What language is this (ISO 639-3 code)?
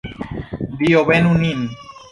epo